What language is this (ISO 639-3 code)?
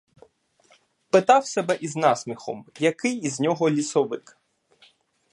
ukr